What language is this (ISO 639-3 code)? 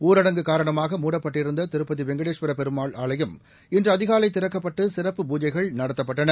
tam